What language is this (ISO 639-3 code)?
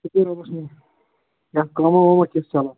kas